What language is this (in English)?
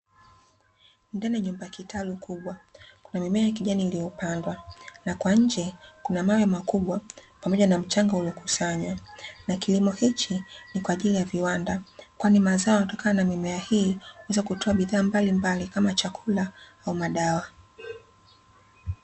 Swahili